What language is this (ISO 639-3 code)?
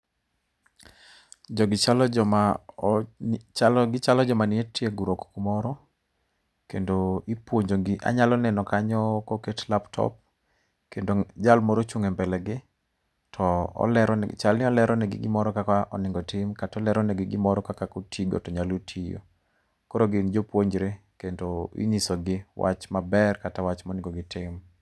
luo